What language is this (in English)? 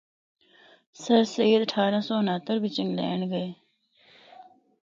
Northern Hindko